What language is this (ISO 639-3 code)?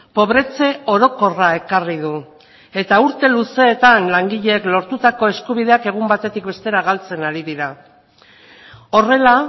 eus